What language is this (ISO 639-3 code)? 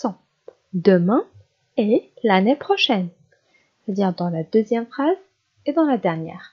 fra